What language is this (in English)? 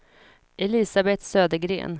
Swedish